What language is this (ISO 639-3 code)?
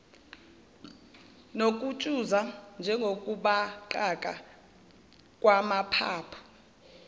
zul